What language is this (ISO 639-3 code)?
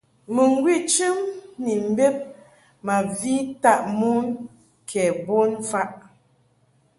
mhk